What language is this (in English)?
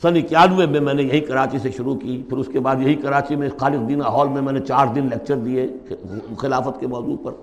Urdu